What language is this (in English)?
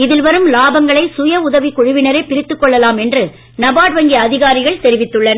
Tamil